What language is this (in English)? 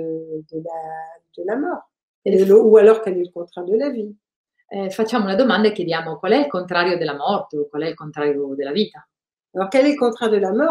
Italian